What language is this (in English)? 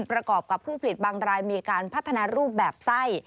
Thai